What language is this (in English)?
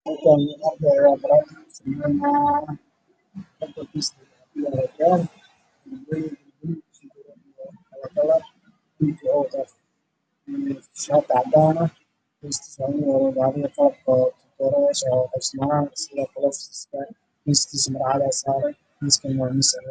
Somali